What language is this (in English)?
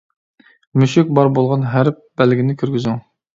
Uyghur